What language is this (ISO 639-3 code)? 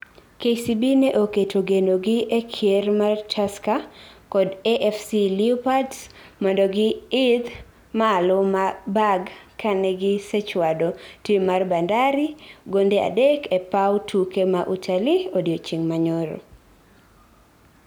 luo